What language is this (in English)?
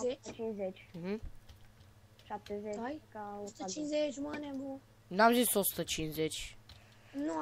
Romanian